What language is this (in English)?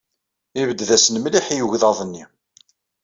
Kabyle